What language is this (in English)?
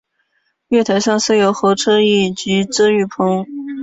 Chinese